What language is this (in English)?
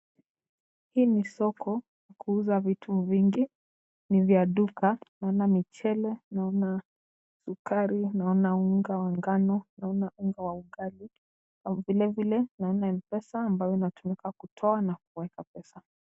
Swahili